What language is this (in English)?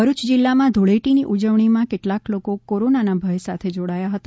Gujarati